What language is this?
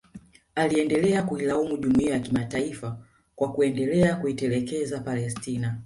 Swahili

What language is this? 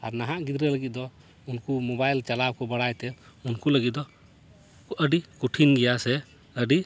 Santali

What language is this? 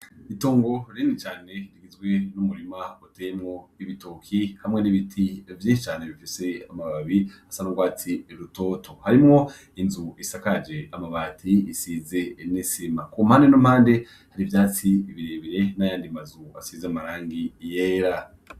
Rundi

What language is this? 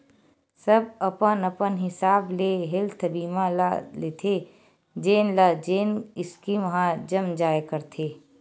Chhattisgarhi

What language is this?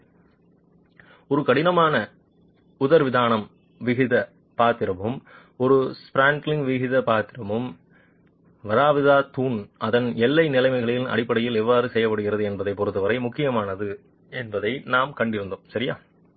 Tamil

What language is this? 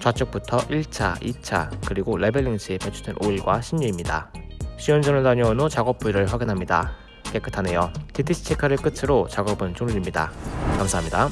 Korean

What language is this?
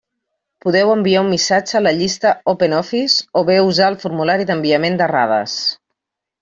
Catalan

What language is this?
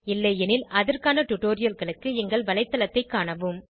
Tamil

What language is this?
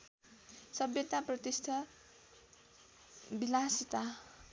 Nepali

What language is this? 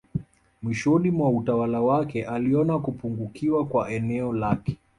Swahili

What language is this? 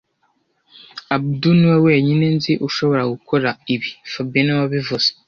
Kinyarwanda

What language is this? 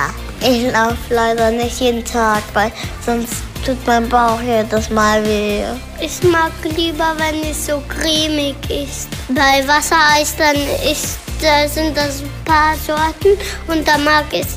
German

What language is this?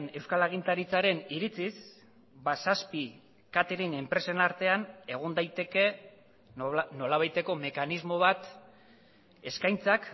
Basque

